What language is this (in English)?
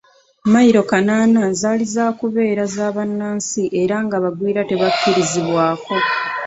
Ganda